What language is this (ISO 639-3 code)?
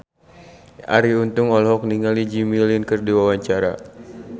sun